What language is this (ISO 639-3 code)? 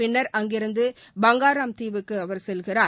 tam